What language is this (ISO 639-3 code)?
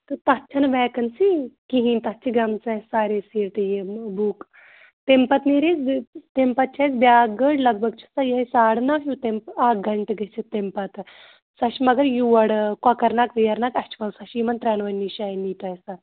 kas